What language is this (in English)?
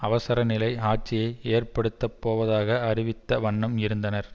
Tamil